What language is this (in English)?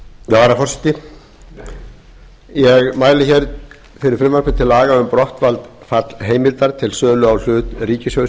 Icelandic